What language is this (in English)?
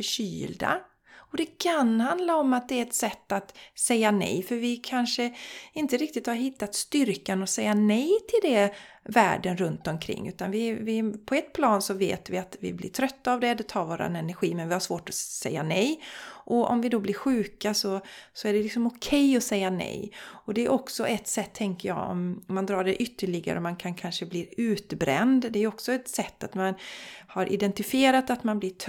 Swedish